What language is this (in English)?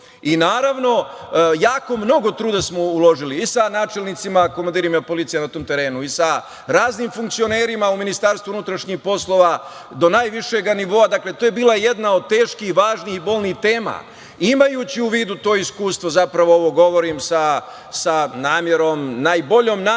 Serbian